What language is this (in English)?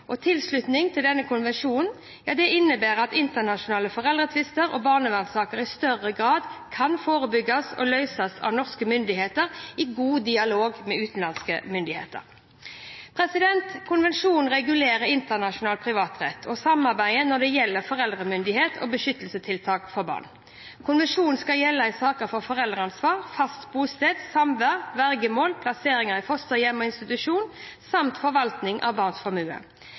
Norwegian Bokmål